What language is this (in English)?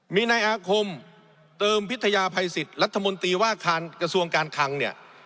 Thai